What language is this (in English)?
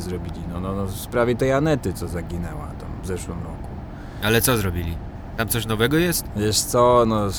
Polish